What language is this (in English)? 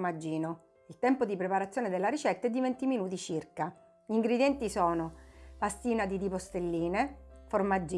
Italian